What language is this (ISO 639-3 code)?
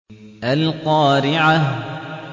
ara